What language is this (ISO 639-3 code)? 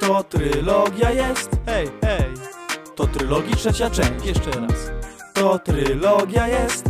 pol